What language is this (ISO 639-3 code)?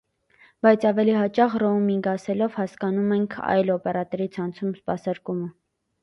hye